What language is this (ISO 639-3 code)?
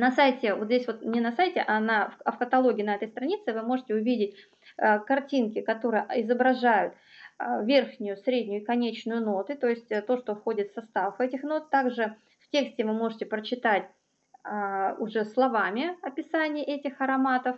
rus